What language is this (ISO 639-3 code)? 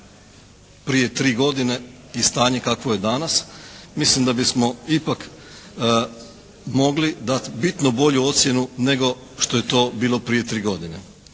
hrv